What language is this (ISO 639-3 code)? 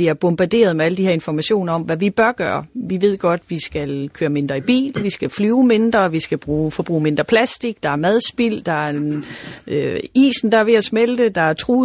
dan